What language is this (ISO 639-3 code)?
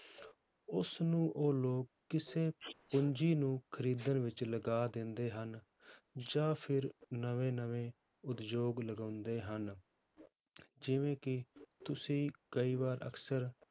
pan